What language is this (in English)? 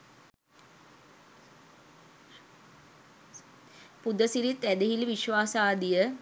Sinhala